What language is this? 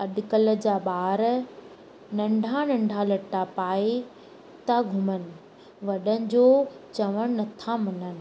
Sindhi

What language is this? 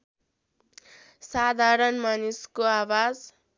Nepali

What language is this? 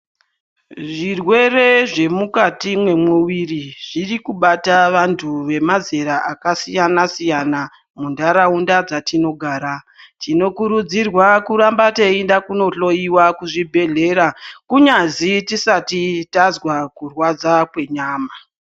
Ndau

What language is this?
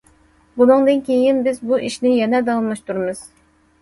Uyghur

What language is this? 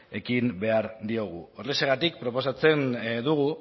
Basque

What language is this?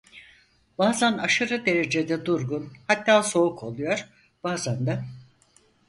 Turkish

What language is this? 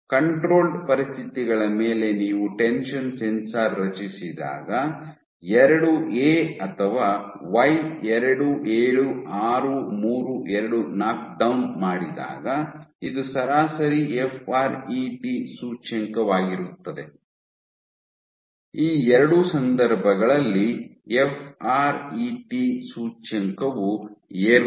Kannada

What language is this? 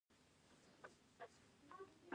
Pashto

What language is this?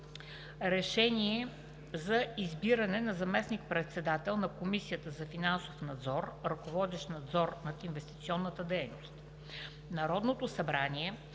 Bulgarian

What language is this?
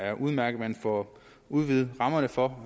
Danish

